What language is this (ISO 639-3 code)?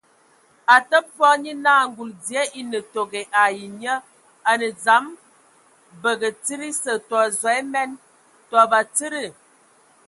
ewo